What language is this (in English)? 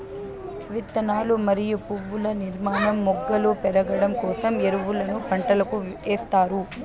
Telugu